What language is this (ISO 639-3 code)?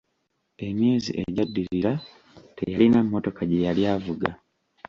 lug